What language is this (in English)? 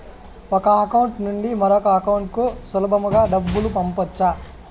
Telugu